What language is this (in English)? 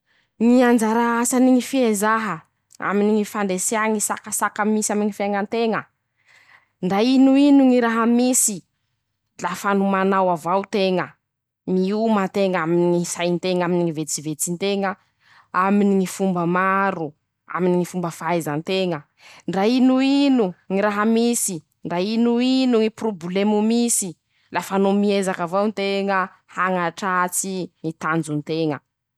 Masikoro Malagasy